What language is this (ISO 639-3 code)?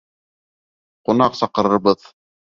bak